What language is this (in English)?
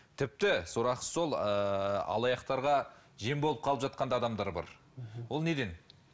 Kazakh